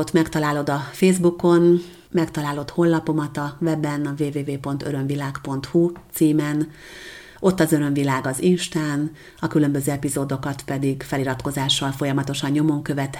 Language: Hungarian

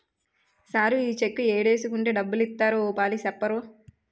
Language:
Telugu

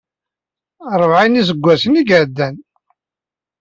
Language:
Kabyle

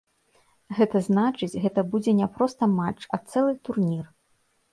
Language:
Belarusian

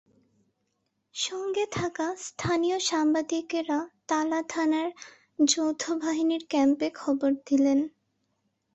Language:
Bangla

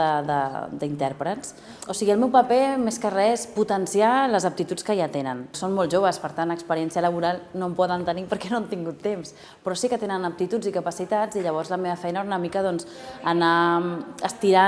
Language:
Spanish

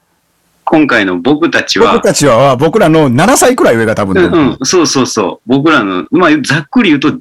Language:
Japanese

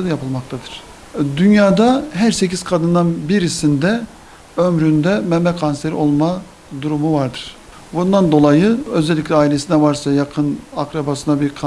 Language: Turkish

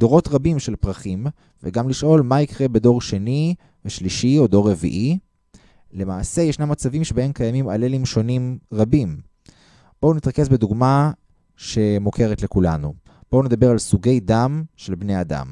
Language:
Hebrew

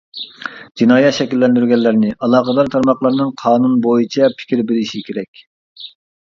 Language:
Uyghur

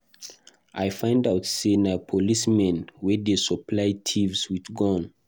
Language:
Nigerian Pidgin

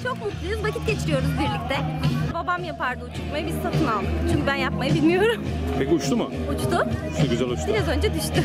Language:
Turkish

